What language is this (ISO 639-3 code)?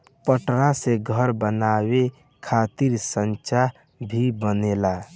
bho